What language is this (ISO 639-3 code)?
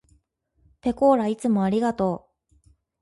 jpn